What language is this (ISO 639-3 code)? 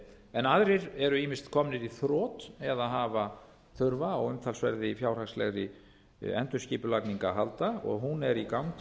isl